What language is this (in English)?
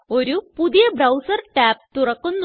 Malayalam